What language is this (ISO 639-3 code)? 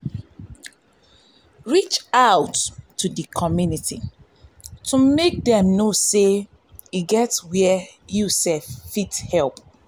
pcm